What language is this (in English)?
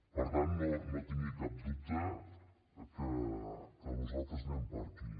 Catalan